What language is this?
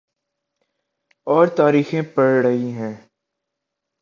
Urdu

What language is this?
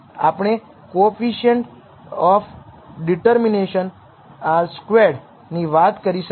Gujarati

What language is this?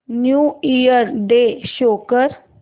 Marathi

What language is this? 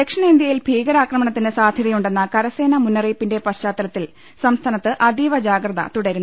Malayalam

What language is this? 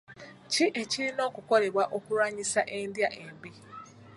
Ganda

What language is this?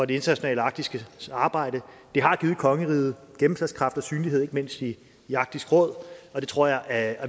Danish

